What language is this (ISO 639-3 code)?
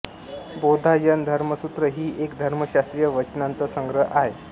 mar